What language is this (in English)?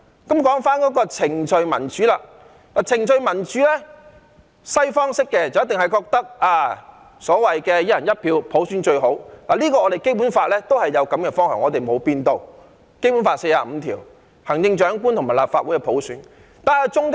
Cantonese